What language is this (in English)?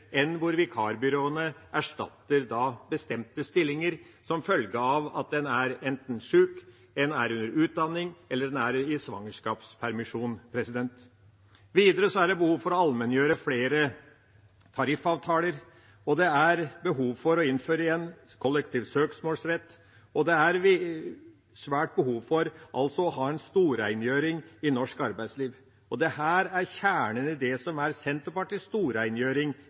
Norwegian Bokmål